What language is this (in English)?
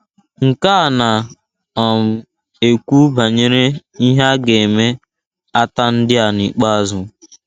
Igbo